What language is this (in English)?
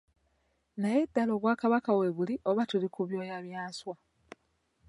Ganda